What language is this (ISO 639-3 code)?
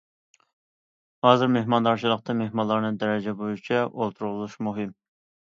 uig